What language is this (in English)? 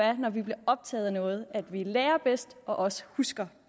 Danish